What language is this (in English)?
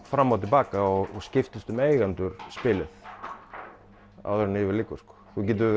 Icelandic